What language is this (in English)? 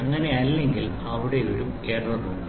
Malayalam